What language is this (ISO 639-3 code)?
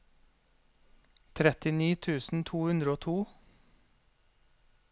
nor